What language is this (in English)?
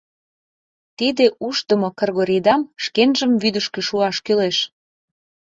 Mari